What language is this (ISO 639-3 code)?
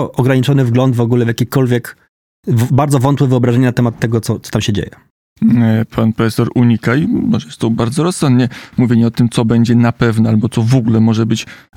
pol